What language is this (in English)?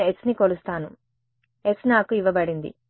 Telugu